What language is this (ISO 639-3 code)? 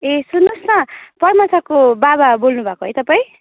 nep